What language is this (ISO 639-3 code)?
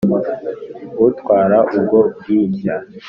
kin